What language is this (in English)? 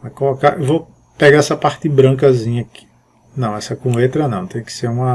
Portuguese